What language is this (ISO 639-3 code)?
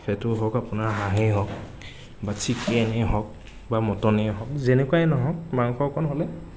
asm